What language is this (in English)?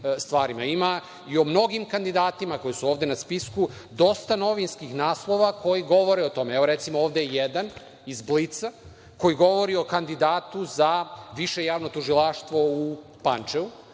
Serbian